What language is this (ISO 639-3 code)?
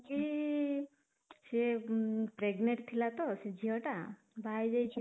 ori